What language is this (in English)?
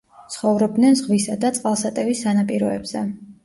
Georgian